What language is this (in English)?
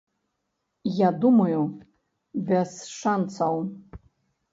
Belarusian